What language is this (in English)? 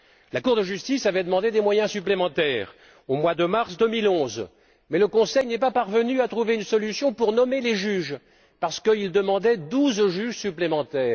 French